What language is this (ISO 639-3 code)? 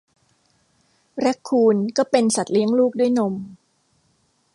tha